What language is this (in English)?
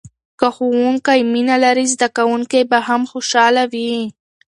Pashto